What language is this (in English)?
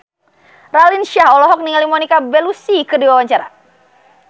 Sundanese